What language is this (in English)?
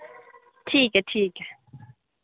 Dogri